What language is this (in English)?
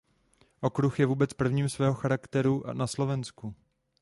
Czech